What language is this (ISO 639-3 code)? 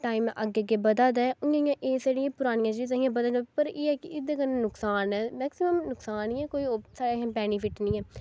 doi